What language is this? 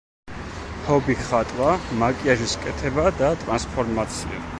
Georgian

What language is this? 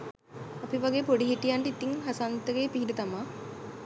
Sinhala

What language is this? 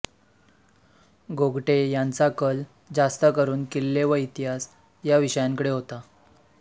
Marathi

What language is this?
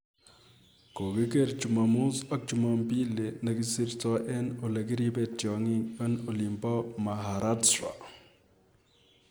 Kalenjin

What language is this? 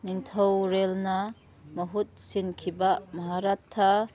Manipuri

